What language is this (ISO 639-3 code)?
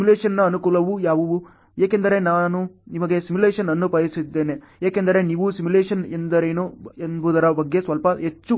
kan